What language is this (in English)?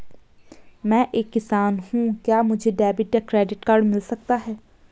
Hindi